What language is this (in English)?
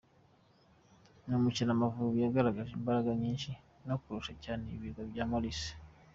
Kinyarwanda